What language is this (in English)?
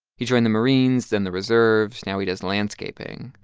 English